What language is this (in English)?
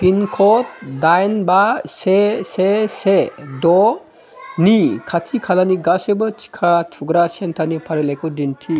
Bodo